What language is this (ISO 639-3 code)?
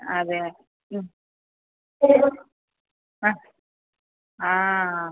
mal